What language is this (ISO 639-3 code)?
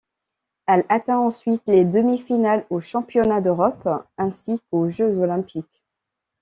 fra